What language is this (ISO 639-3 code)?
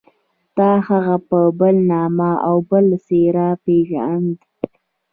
pus